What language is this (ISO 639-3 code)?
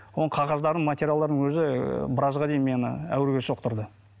kaz